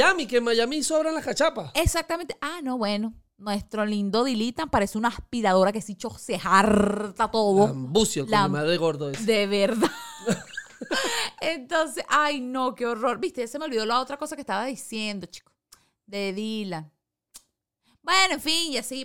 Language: Spanish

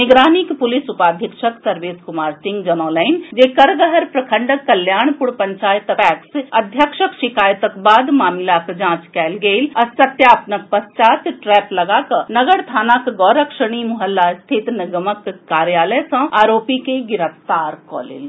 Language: Maithili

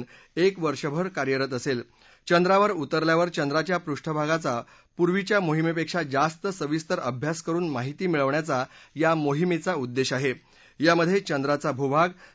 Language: Marathi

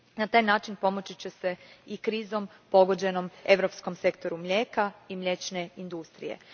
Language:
Croatian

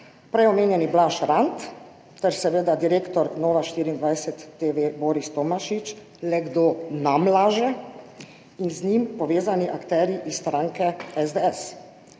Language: Slovenian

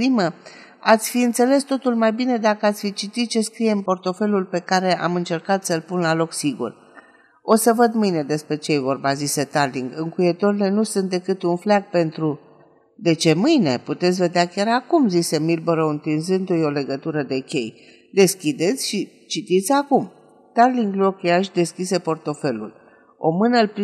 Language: Romanian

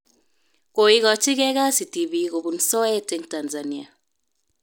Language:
Kalenjin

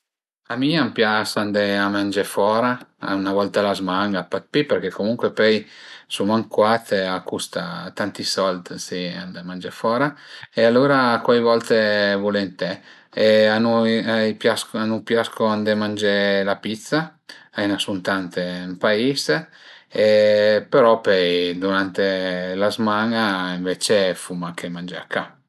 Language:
Piedmontese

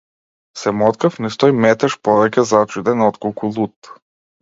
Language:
Macedonian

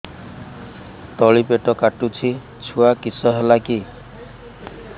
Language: Odia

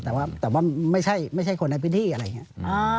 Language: Thai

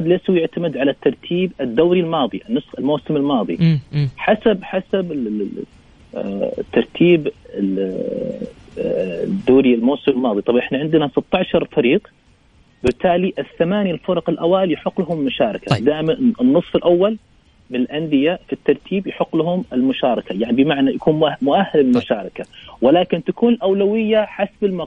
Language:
Arabic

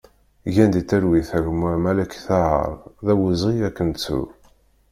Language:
Kabyle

